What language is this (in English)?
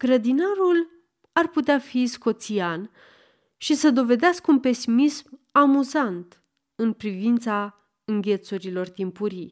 Romanian